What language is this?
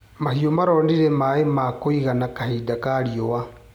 Kikuyu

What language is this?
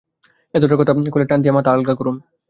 Bangla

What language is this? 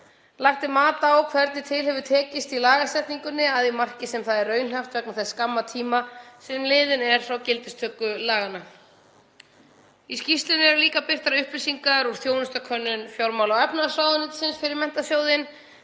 Icelandic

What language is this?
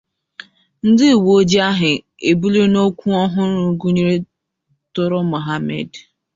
Igbo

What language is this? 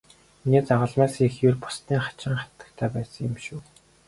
Mongolian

